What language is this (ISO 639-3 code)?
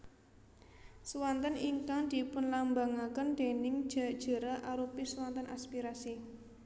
jav